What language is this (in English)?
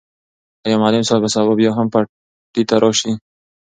Pashto